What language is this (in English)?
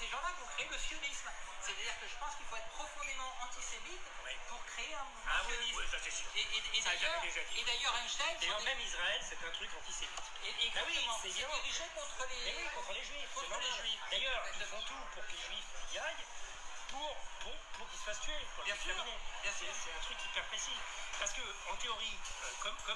French